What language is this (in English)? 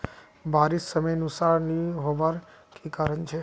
Magahi